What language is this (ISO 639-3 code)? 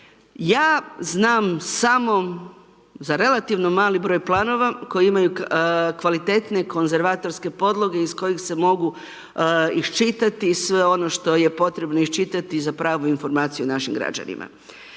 hrv